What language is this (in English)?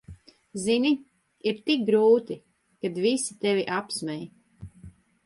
Latvian